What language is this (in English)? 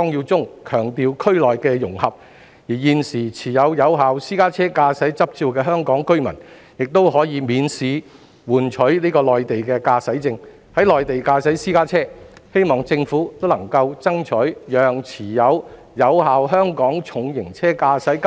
Cantonese